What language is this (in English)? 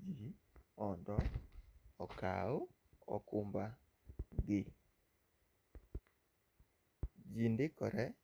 Luo (Kenya and Tanzania)